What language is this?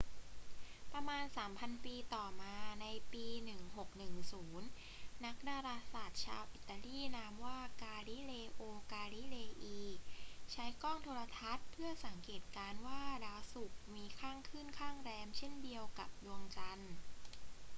Thai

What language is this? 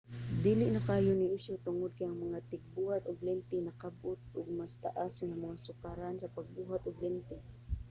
Cebuano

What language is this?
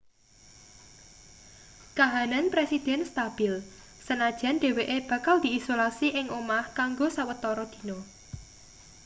Javanese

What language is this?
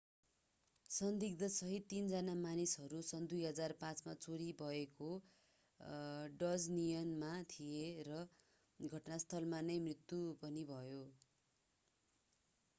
Nepali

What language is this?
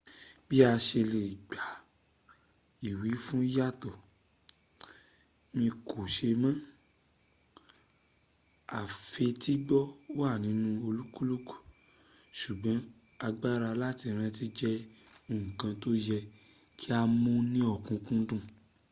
Yoruba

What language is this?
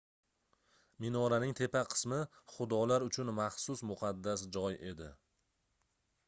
Uzbek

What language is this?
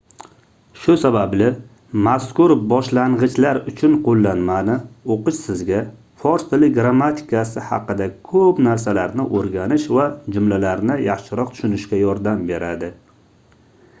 Uzbek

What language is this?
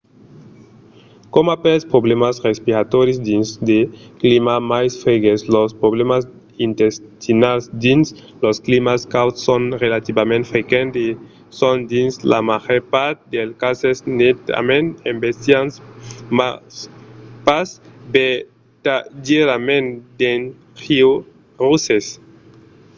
Occitan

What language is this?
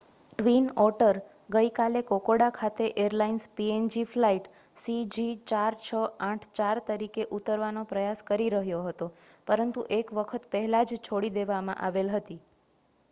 Gujarati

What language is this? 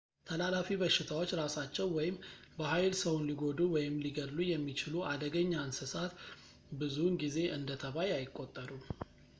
Amharic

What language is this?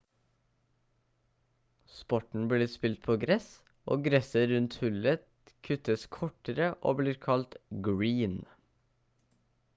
Norwegian Bokmål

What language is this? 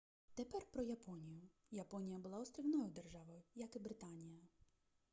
Ukrainian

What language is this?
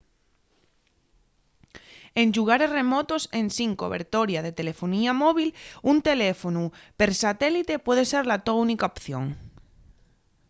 Asturian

